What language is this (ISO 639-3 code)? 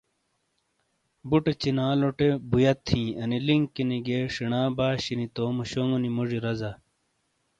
scl